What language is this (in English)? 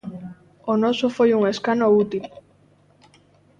Galician